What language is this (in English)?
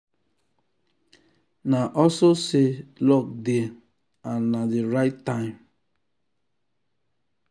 Nigerian Pidgin